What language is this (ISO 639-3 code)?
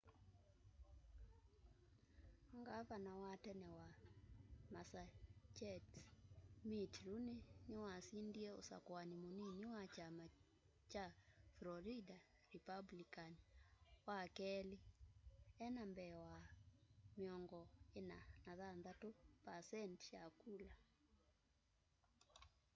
kam